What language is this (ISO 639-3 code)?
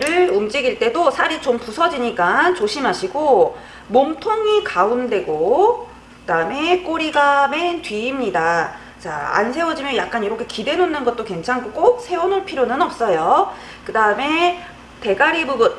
kor